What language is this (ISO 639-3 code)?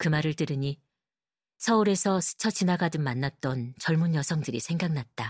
kor